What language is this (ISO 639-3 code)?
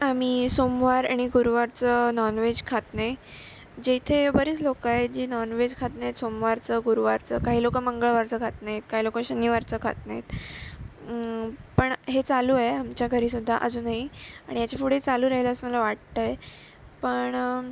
mar